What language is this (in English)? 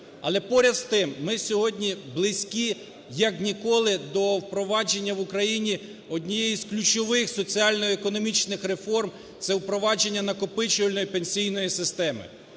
Ukrainian